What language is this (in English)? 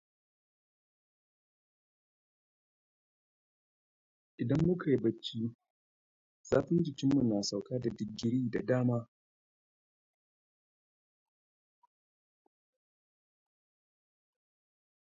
Hausa